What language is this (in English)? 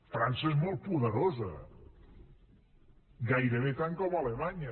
Catalan